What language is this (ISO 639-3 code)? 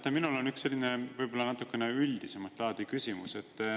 est